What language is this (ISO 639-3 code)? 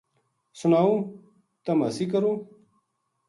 gju